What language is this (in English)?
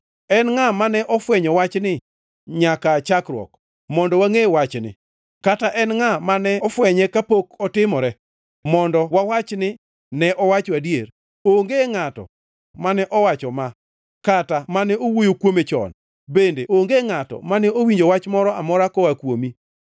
Luo (Kenya and Tanzania)